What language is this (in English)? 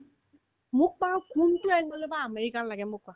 Assamese